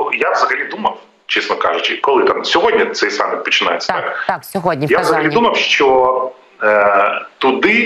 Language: Ukrainian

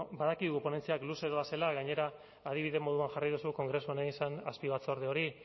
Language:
Basque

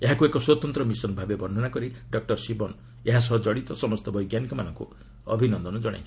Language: Odia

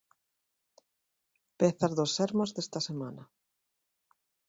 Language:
Galician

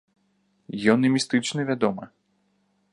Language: Belarusian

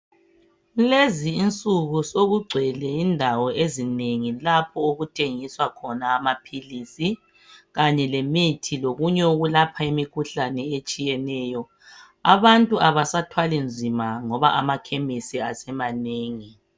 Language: North Ndebele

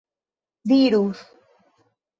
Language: Esperanto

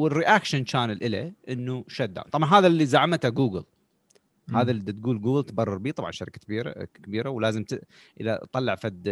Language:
Arabic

